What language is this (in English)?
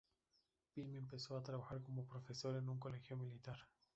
Spanish